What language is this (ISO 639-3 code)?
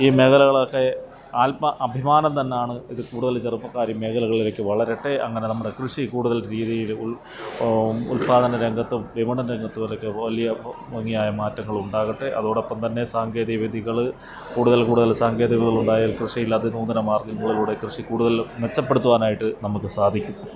mal